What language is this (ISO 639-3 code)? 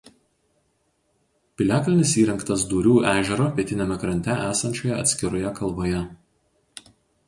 lit